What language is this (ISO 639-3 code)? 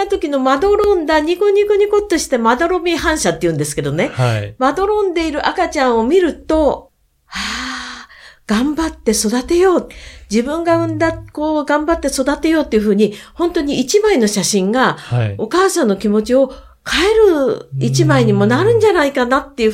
jpn